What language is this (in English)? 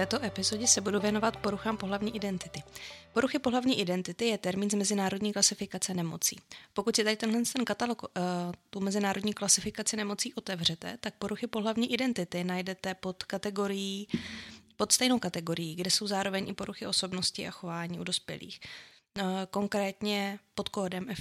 Czech